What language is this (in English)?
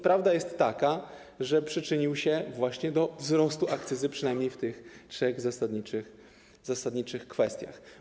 Polish